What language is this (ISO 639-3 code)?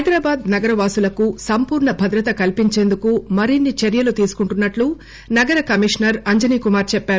tel